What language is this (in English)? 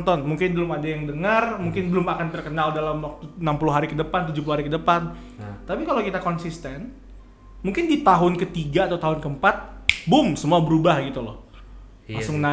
Indonesian